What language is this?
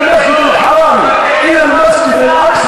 Hebrew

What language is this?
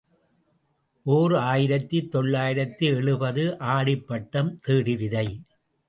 Tamil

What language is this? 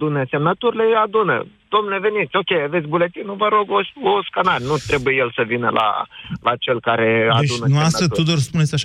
Romanian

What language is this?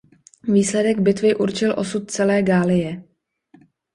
Czech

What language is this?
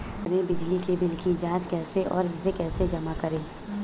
Hindi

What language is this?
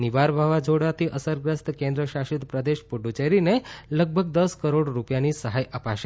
Gujarati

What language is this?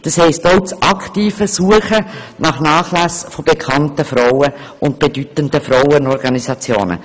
Swiss German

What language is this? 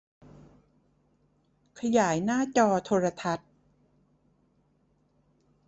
Thai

